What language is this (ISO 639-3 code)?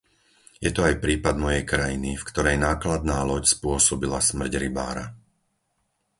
slk